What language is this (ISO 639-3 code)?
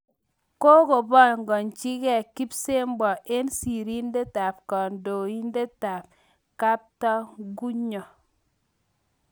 kln